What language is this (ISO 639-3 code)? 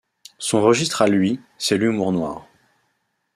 fra